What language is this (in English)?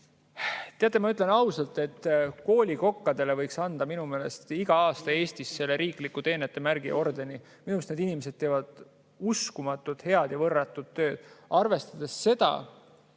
Estonian